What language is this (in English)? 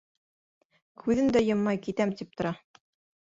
Bashkir